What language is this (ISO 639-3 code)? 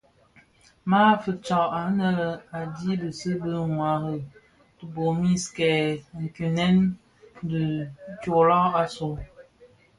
ksf